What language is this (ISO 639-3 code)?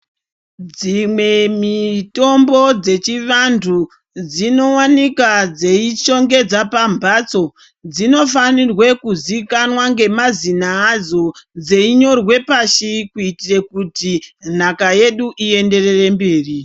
ndc